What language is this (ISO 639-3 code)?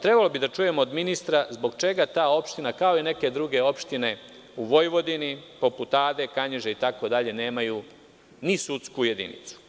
srp